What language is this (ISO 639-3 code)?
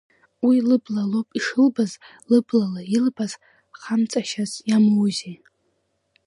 abk